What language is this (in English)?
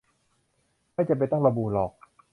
Thai